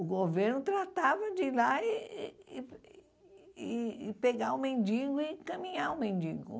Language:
Portuguese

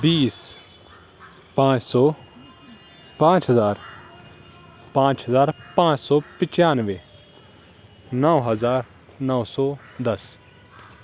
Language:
Urdu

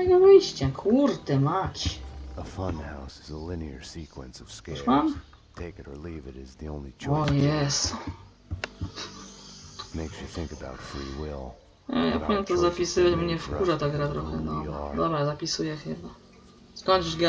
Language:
Polish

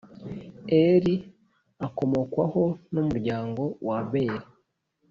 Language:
Kinyarwanda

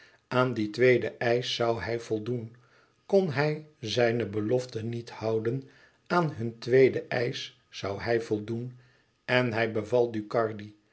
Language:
Dutch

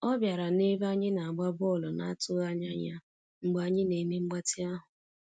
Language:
Igbo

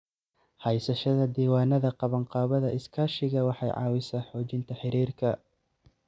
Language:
Somali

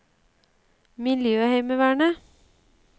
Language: Norwegian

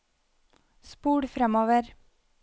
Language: Norwegian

